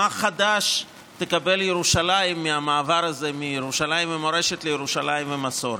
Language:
Hebrew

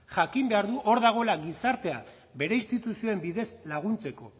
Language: Basque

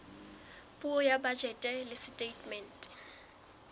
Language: Southern Sotho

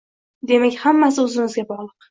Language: Uzbek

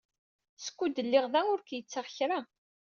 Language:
Kabyle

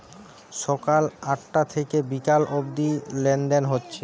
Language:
Bangla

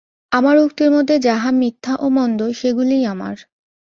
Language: Bangla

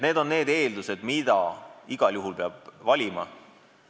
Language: Estonian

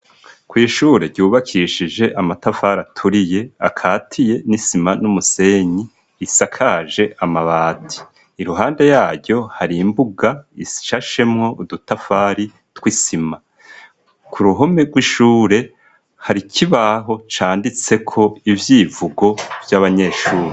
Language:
Rundi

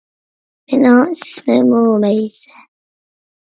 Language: Uyghur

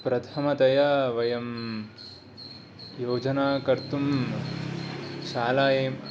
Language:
Sanskrit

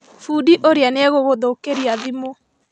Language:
Kikuyu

